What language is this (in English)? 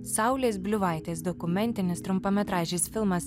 Lithuanian